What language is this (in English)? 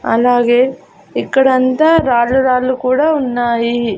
Telugu